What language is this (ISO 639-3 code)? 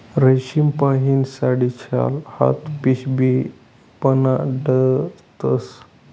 mar